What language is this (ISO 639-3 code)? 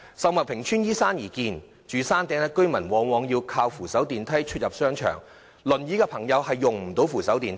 yue